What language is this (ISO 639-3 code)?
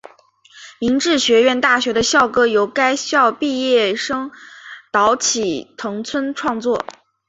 zho